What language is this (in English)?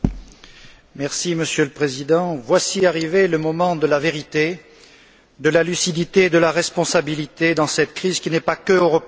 French